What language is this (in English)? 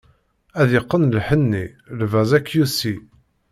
Kabyle